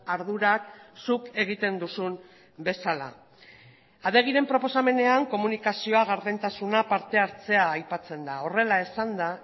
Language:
Basque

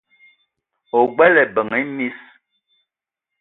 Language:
Eton (Cameroon)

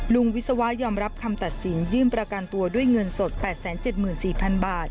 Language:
Thai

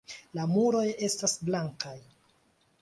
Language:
Esperanto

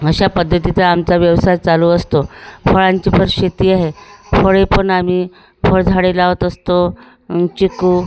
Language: Marathi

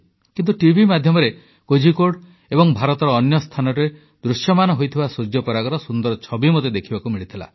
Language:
Odia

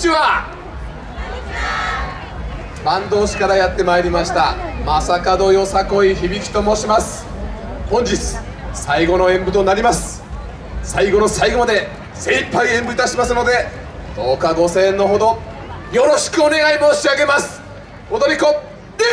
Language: Japanese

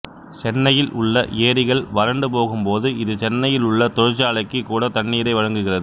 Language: Tamil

